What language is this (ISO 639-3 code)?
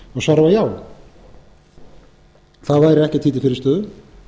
isl